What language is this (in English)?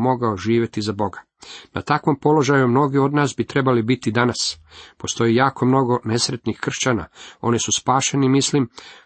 Croatian